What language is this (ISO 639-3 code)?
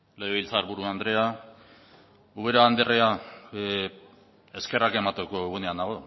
eus